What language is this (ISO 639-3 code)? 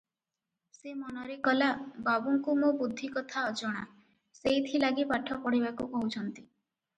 ori